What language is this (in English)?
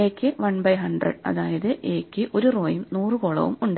Malayalam